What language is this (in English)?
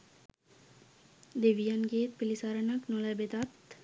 Sinhala